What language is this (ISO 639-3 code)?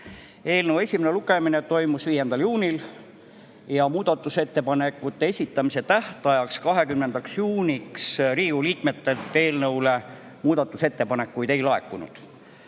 est